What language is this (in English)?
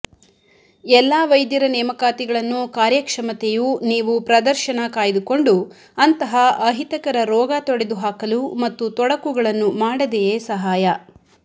Kannada